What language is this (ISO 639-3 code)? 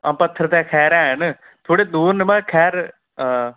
doi